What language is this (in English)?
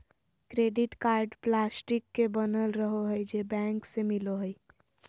Magahi